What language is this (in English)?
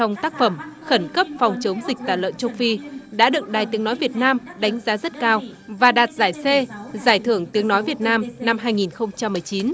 Vietnamese